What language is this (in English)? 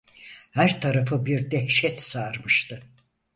Turkish